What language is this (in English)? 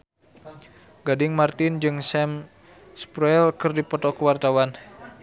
Sundanese